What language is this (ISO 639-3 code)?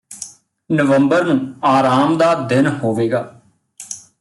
pan